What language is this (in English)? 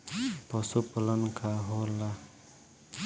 Bhojpuri